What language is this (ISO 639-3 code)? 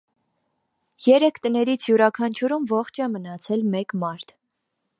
hye